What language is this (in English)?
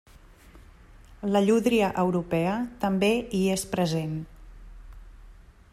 Catalan